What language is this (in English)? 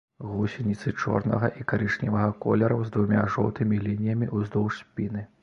Belarusian